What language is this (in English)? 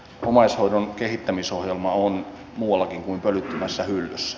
Finnish